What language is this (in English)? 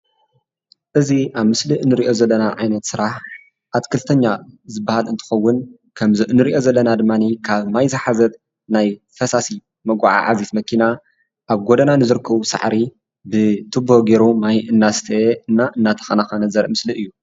Tigrinya